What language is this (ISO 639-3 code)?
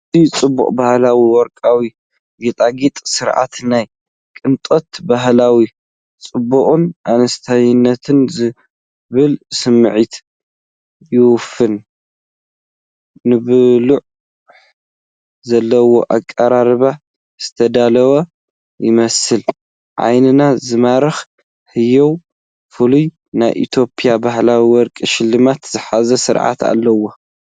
tir